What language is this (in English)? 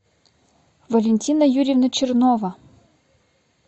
Russian